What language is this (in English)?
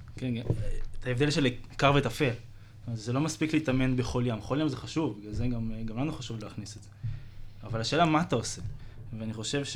Hebrew